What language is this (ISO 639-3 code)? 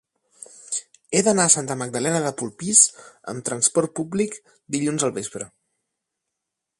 cat